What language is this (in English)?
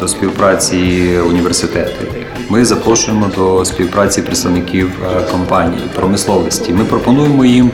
Ukrainian